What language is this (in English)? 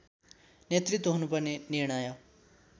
Nepali